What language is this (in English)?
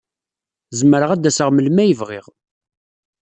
Kabyle